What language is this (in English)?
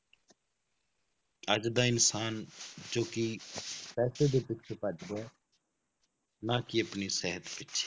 Punjabi